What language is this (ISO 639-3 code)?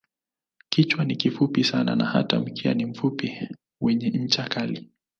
swa